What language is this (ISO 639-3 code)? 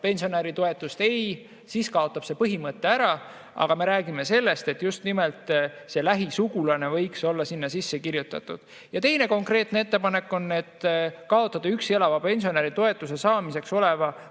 est